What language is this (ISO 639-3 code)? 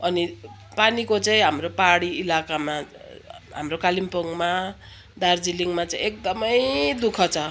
nep